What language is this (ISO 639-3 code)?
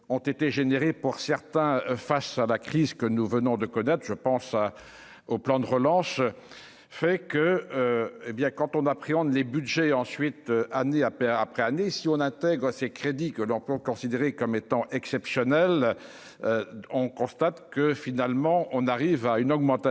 fra